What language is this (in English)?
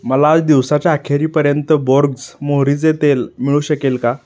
Marathi